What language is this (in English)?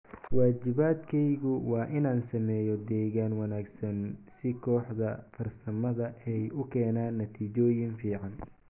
Somali